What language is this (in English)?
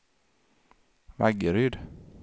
Swedish